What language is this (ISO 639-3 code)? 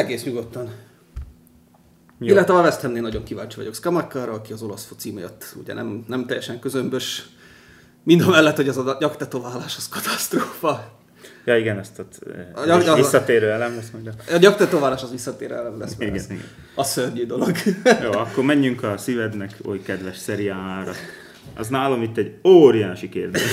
hun